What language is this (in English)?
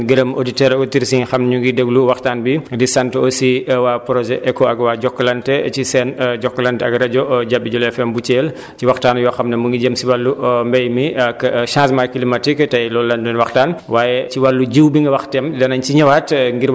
Wolof